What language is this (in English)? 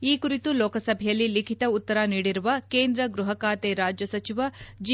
Kannada